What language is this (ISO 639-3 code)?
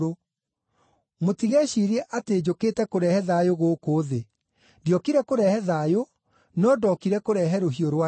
kik